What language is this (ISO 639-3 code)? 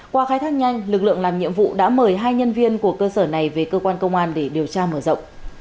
vie